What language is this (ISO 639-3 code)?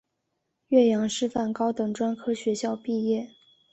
zho